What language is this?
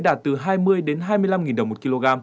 Vietnamese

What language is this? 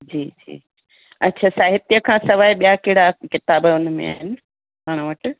Sindhi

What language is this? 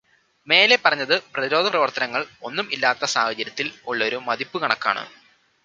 Malayalam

